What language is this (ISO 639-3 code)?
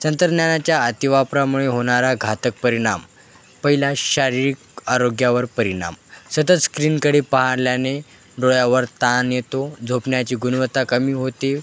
mar